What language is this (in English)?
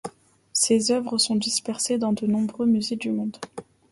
French